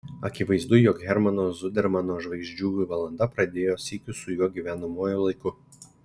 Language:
Lithuanian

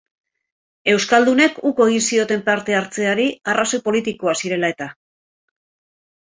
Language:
Basque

